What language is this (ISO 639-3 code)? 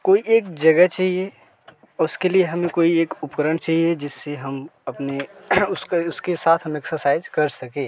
hin